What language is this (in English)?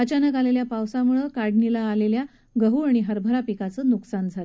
Marathi